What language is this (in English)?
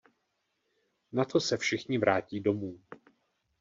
Czech